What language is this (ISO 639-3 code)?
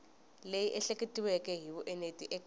tso